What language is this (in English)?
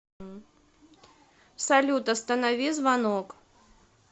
Russian